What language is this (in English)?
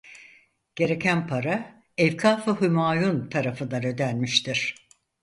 Turkish